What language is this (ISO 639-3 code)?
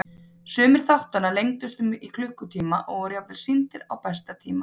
isl